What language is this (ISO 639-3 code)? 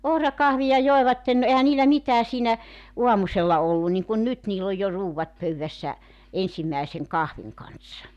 fin